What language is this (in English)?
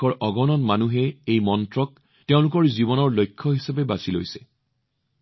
Assamese